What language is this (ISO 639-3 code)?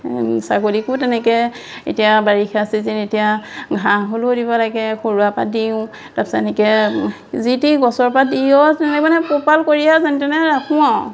asm